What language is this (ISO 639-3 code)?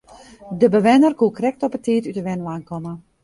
fry